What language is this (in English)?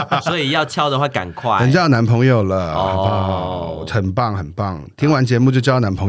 Chinese